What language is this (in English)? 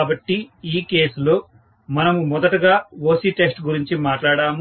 Telugu